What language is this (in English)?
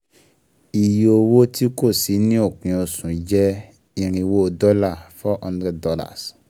Yoruba